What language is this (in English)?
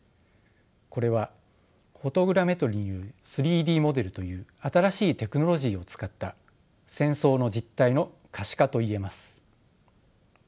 Japanese